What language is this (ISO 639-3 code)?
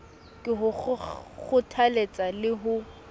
sot